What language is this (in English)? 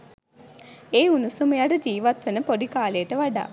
Sinhala